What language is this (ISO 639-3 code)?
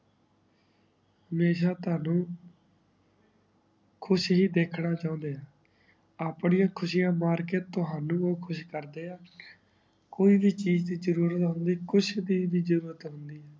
pan